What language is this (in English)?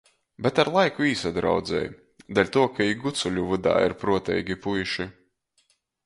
Latgalian